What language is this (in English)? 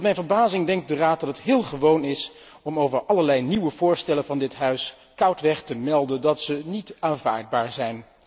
Dutch